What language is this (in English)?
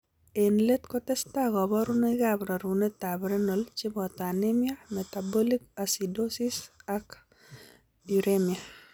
Kalenjin